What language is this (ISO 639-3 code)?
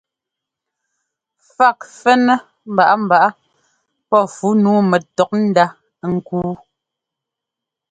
jgo